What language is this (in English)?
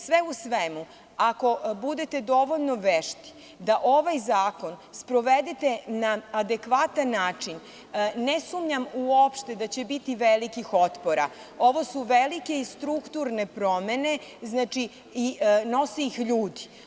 Serbian